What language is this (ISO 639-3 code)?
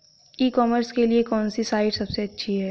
hin